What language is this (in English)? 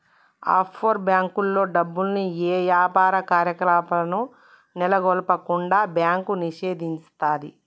Telugu